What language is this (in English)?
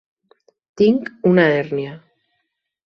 Catalan